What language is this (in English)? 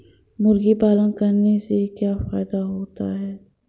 Hindi